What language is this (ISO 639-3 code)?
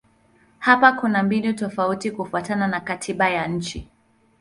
swa